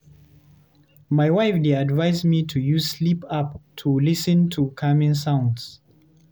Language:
Nigerian Pidgin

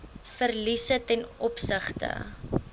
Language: Afrikaans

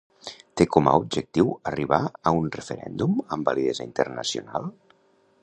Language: Catalan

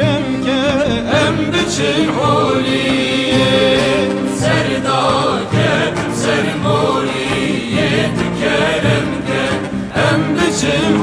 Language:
Turkish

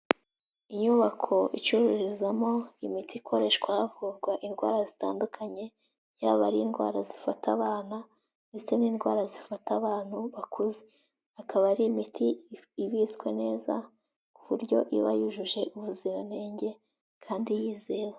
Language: Kinyarwanda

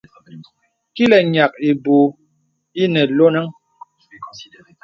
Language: Bebele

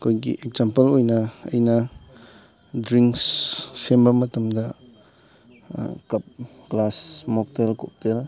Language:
Manipuri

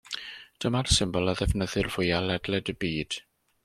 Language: Welsh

